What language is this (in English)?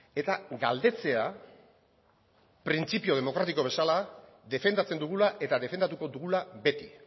Basque